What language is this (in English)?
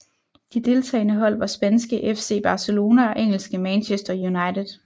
Danish